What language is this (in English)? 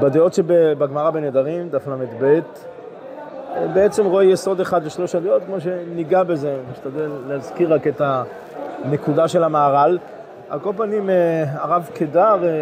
Hebrew